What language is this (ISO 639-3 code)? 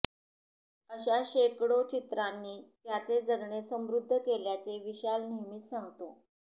mar